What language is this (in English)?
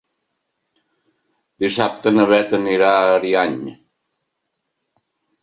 Catalan